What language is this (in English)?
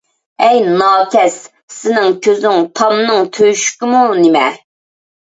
Uyghur